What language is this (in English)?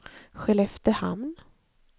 Swedish